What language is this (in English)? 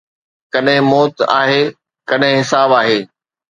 Sindhi